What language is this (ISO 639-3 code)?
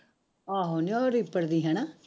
pan